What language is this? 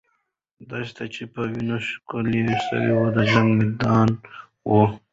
Pashto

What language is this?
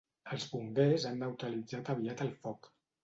Catalan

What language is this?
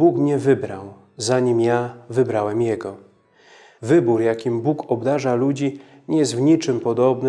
Polish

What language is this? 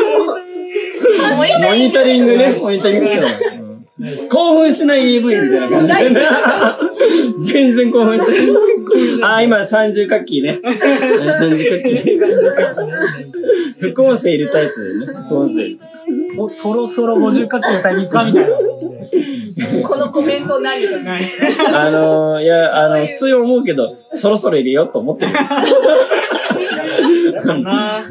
Japanese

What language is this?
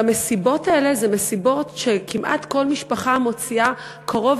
Hebrew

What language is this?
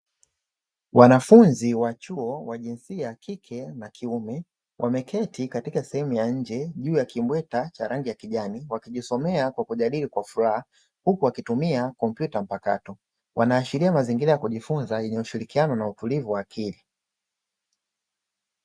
Swahili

